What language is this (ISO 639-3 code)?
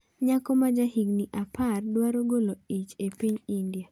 luo